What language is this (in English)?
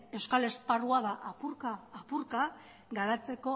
Basque